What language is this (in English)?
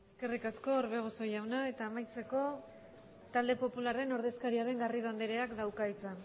Basque